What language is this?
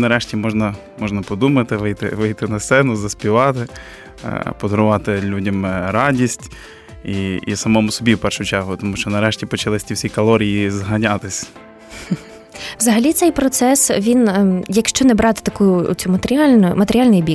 Ukrainian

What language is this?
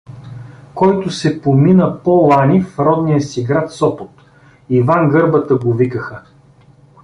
Bulgarian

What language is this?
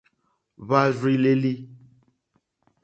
Mokpwe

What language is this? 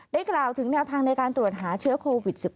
Thai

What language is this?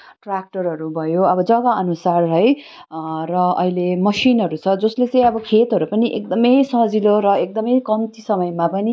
Nepali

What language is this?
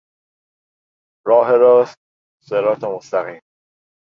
Persian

